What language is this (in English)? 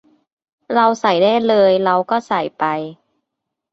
Thai